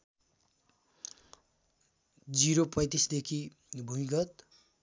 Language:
Nepali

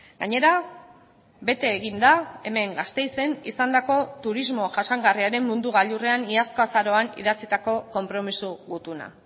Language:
Basque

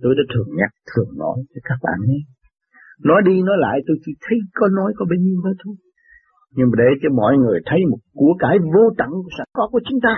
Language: Vietnamese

